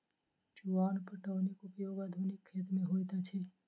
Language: Maithili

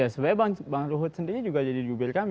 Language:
Indonesian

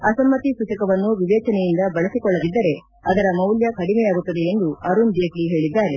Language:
Kannada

